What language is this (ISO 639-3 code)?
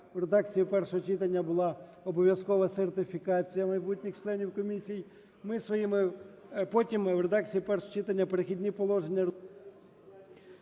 ukr